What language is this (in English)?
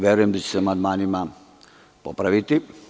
Serbian